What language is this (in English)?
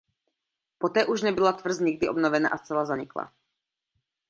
Czech